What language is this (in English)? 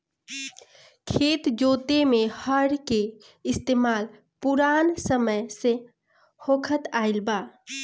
Bhojpuri